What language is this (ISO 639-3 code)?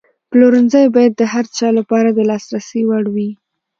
pus